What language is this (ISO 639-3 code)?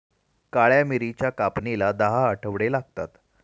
mar